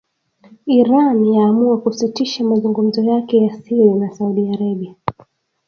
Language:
Swahili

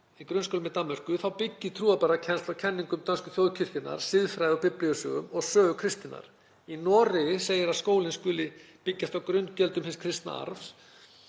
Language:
Icelandic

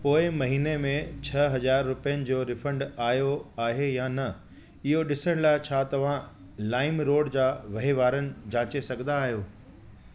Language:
Sindhi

